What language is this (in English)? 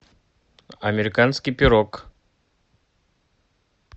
Russian